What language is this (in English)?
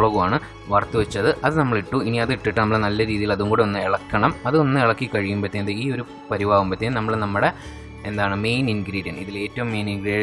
Malayalam